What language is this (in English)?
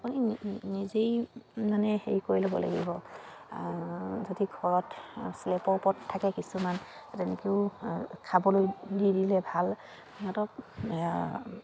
Assamese